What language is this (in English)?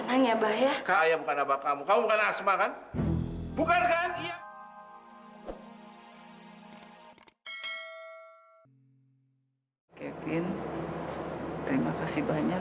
Indonesian